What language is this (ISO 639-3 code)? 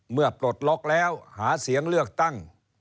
tha